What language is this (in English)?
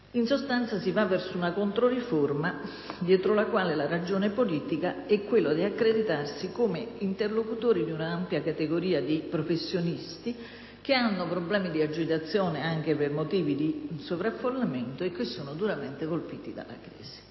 Italian